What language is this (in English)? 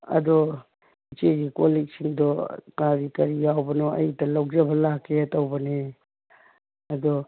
Manipuri